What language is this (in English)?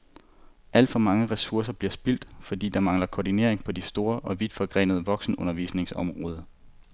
Danish